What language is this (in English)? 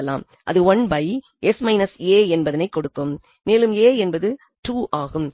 Tamil